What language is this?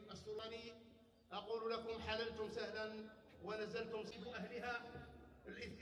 Arabic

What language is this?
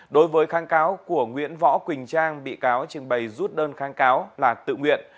Vietnamese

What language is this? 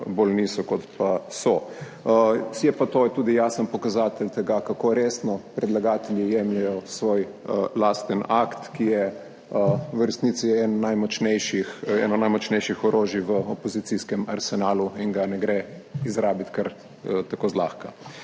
Slovenian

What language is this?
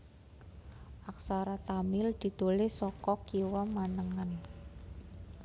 Javanese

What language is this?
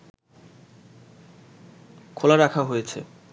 Bangla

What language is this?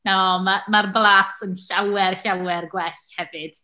Welsh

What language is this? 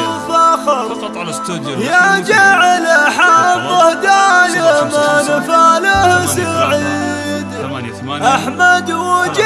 Arabic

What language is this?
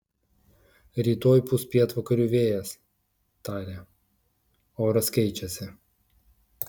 Lithuanian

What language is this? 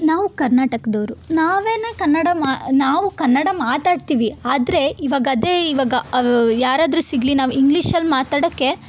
Kannada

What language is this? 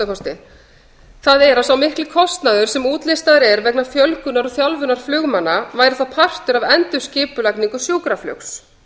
Icelandic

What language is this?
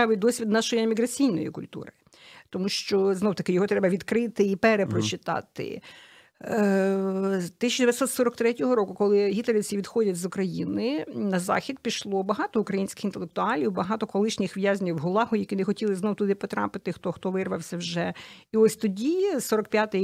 Ukrainian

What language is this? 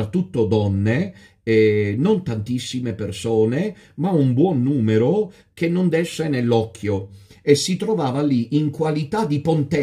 Italian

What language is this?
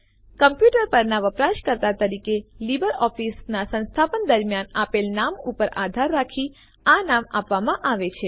Gujarati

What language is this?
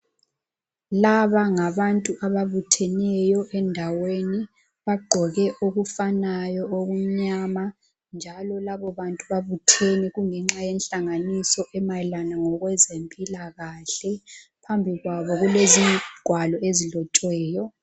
North Ndebele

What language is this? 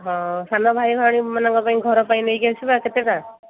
Odia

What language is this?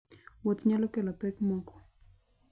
Luo (Kenya and Tanzania)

